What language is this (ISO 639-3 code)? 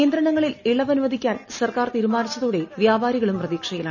mal